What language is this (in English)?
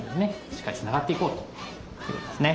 Japanese